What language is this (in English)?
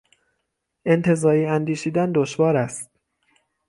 Persian